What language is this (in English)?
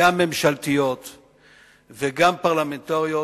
Hebrew